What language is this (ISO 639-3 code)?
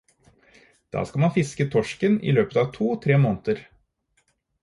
nob